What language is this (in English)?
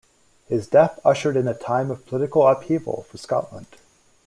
English